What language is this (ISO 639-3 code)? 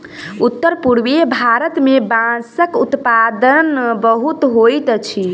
mai